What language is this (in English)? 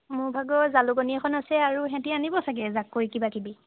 Assamese